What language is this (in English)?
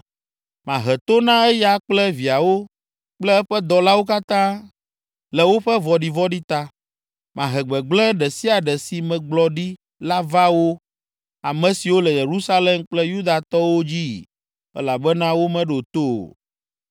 Ewe